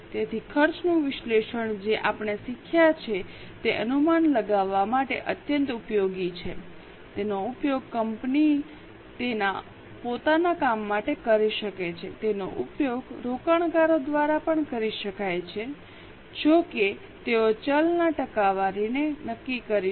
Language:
Gujarati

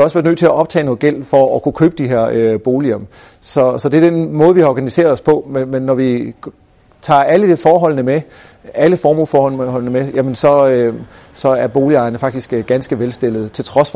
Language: Danish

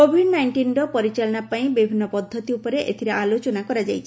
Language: Odia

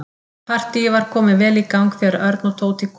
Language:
Icelandic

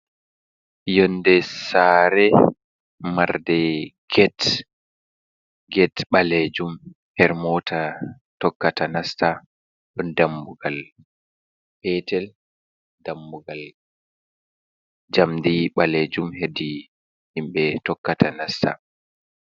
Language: Fula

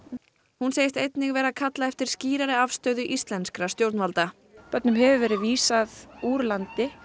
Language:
Icelandic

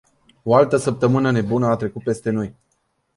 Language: Romanian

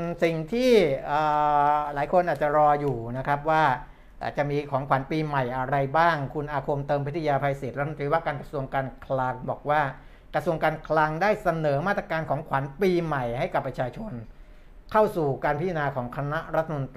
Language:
Thai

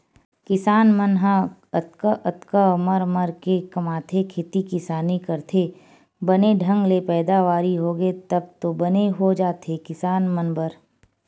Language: Chhattisgarhi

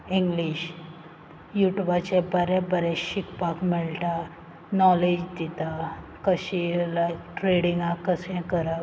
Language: Konkani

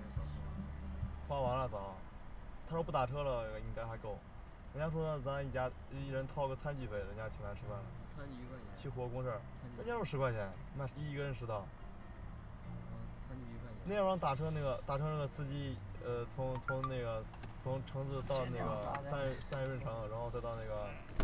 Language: Chinese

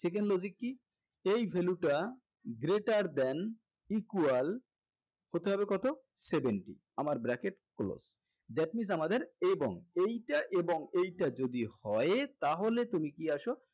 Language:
Bangla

